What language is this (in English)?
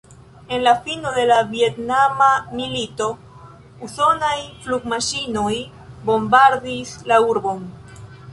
Esperanto